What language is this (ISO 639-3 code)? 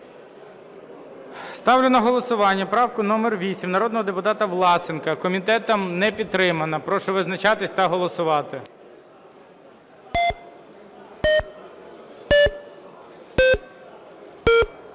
ukr